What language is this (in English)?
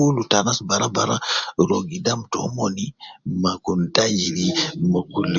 Nubi